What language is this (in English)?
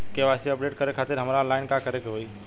Bhojpuri